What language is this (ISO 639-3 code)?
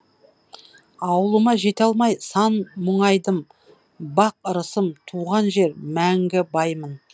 kaz